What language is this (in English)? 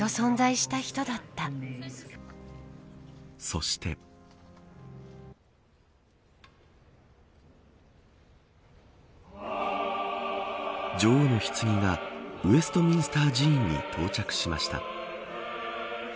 Japanese